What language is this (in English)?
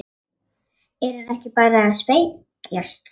Icelandic